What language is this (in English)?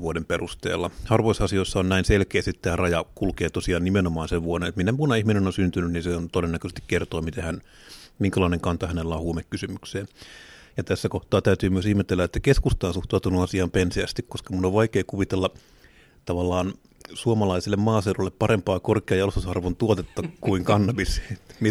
Finnish